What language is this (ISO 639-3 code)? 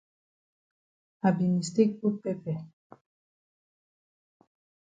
wes